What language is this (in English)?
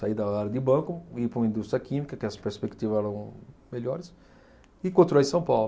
Portuguese